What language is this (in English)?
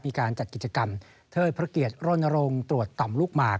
Thai